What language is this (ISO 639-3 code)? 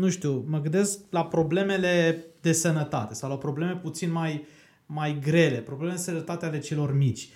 ron